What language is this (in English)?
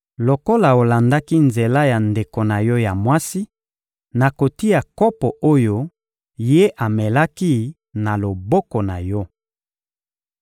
Lingala